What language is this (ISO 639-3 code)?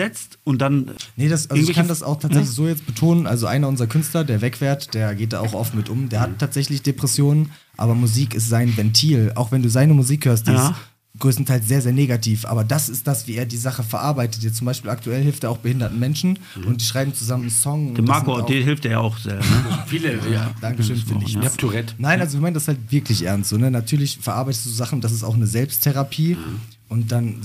deu